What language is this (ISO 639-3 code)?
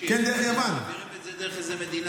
heb